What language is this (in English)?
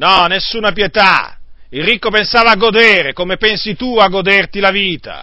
Italian